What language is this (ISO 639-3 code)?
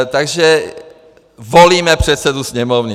ces